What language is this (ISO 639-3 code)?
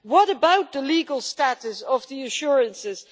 eng